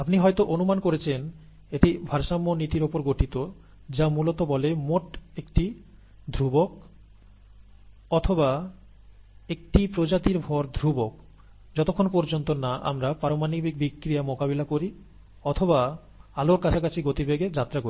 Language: Bangla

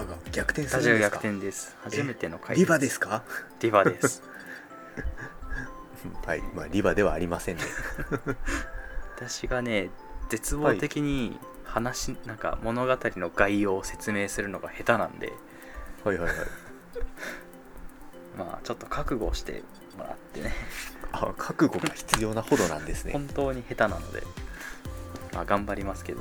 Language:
Japanese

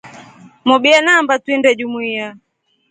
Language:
Rombo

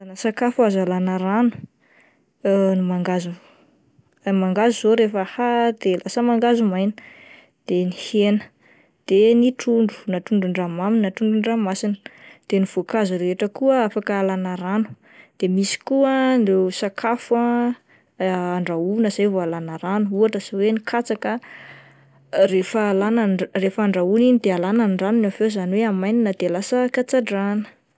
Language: Malagasy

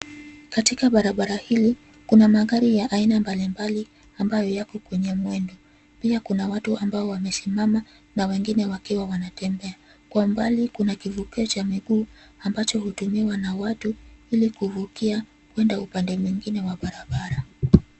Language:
Swahili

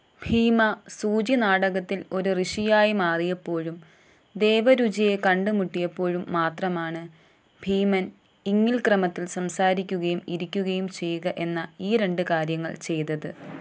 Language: Malayalam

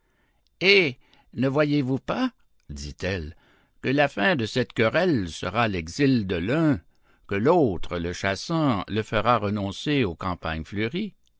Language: French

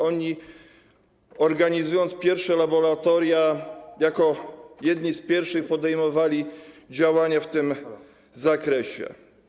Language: Polish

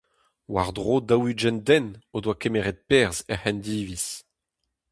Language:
Breton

